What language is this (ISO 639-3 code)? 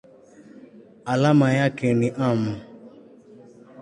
swa